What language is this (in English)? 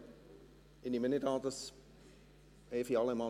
Swiss German